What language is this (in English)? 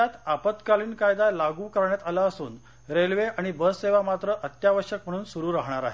Marathi